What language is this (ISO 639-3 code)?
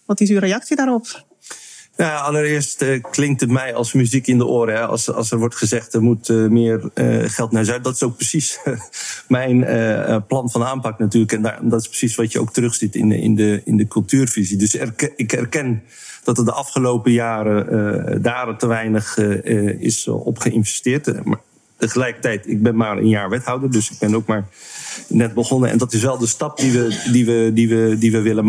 nld